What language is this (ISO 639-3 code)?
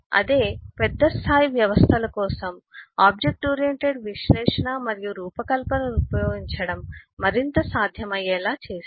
tel